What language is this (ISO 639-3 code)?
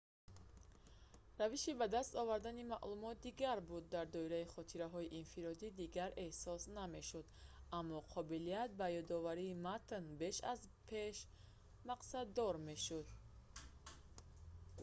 tgk